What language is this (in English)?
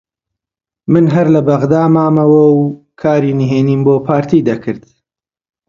Central Kurdish